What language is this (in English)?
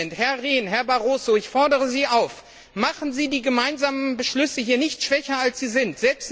German